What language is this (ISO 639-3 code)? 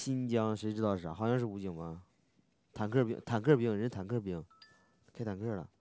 zho